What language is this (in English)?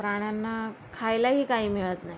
Marathi